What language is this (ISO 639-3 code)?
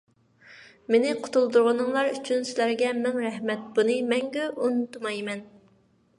uig